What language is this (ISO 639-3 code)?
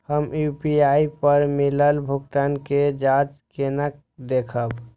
mai